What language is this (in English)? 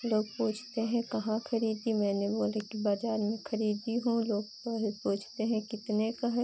Hindi